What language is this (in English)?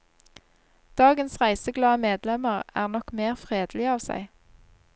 Norwegian